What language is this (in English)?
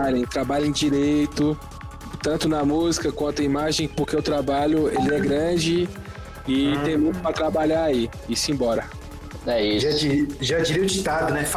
Portuguese